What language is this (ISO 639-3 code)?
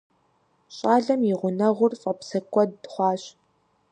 kbd